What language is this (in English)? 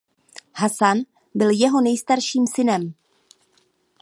Czech